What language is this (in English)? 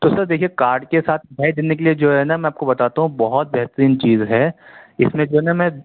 Urdu